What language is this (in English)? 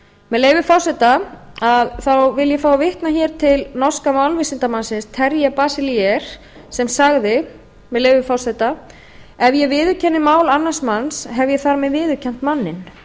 Icelandic